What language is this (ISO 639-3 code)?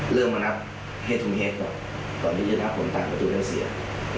tha